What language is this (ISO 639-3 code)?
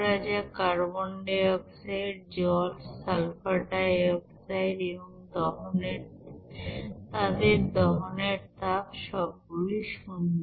ben